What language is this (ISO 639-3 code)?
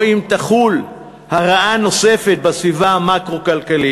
heb